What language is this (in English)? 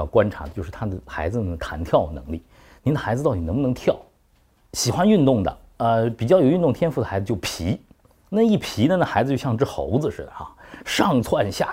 Chinese